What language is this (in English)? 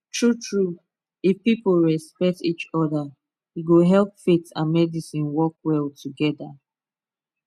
Nigerian Pidgin